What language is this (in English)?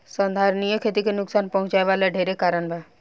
Bhojpuri